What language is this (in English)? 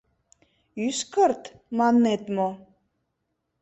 Mari